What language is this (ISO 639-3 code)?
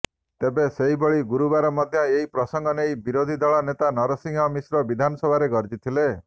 ori